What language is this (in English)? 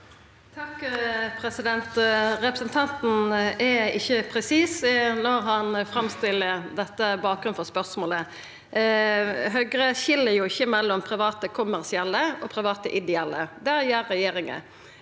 Norwegian